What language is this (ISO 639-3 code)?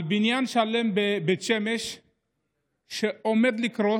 heb